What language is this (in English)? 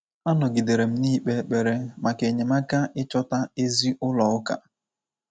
Igbo